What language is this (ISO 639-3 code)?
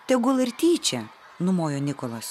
lit